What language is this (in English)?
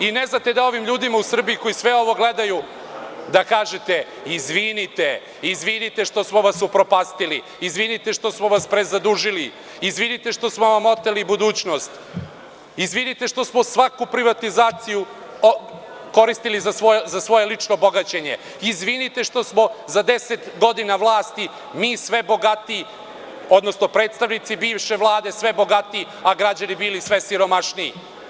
Serbian